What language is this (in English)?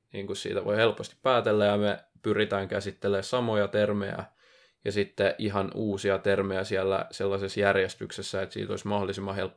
Finnish